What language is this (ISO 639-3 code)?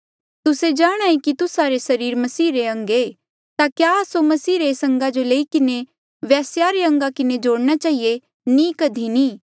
mjl